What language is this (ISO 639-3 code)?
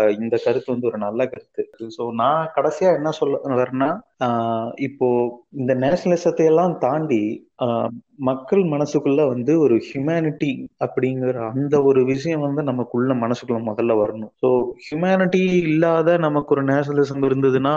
tam